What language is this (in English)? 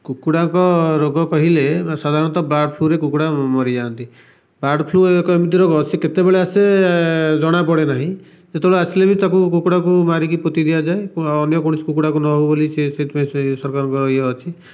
Odia